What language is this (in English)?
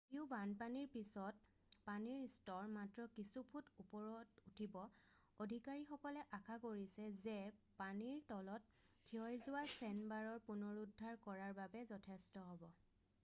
Assamese